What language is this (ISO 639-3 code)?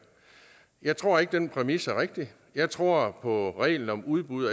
dan